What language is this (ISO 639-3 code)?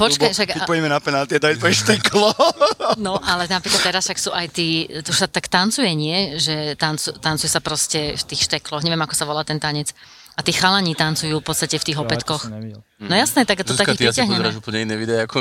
slk